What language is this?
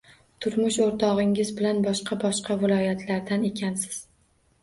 Uzbek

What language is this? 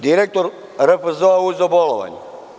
Serbian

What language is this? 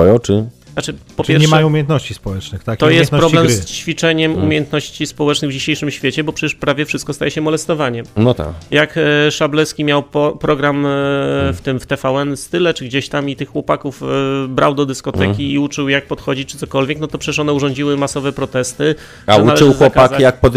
Polish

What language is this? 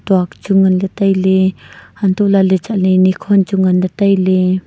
Wancho Naga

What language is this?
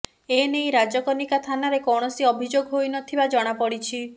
Odia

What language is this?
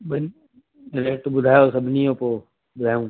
Sindhi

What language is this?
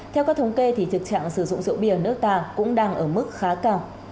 Vietnamese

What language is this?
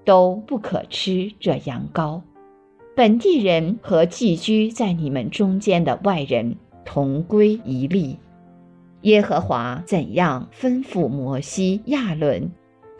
Chinese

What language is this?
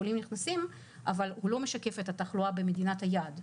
Hebrew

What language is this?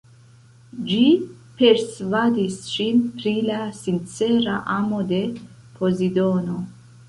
Esperanto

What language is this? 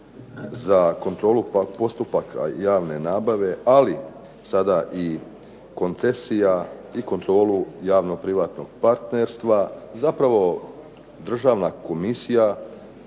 Croatian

